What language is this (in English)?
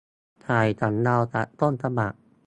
Thai